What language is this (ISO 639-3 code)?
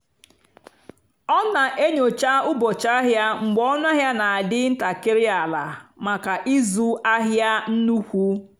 ibo